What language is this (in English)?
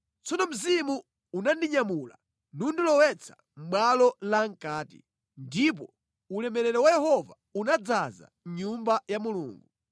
Nyanja